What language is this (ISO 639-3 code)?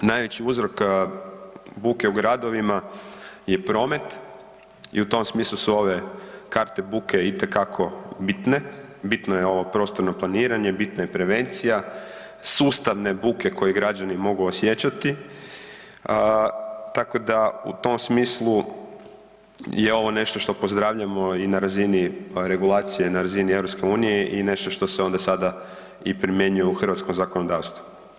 hrv